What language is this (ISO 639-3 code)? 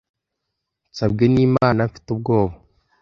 kin